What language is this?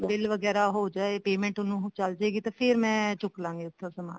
Punjabi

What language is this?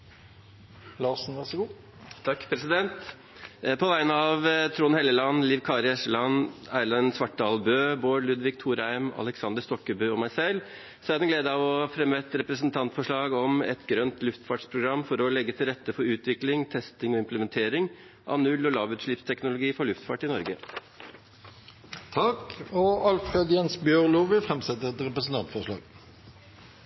Norwegian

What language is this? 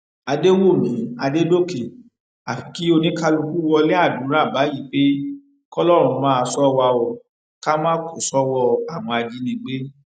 Yoruba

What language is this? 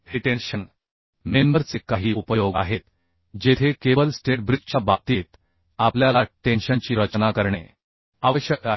Marathi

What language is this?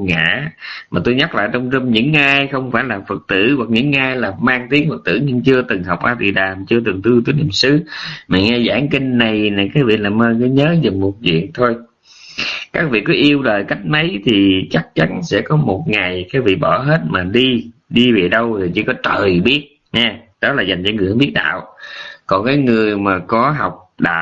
Vietnamese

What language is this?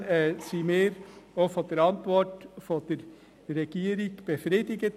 Swiss German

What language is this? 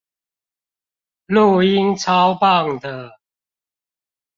Chinese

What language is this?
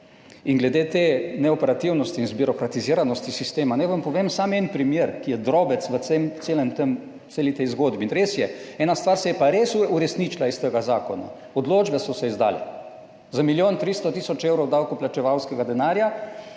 Slovenian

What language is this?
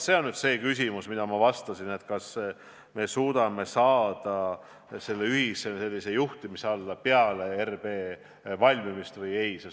Estonian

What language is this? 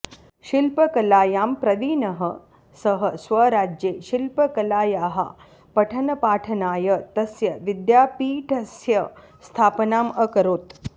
Sanskrit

